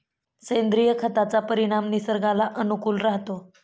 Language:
Marathi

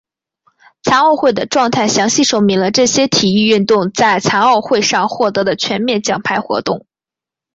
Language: Chinese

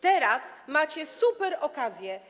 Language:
Polish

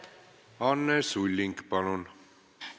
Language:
Estonian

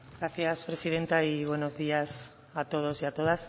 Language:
Spanish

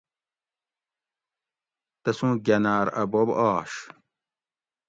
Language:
Gawri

